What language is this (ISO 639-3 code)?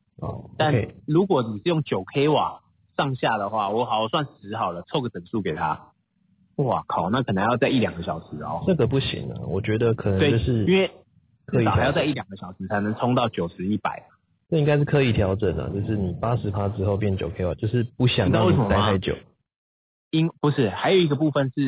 zho